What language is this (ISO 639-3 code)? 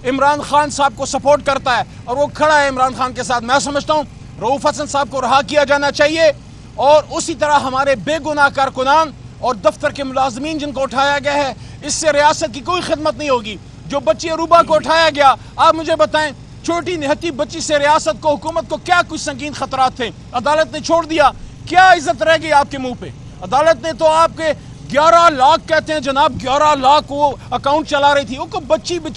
hin